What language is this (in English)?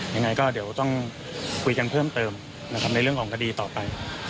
Thai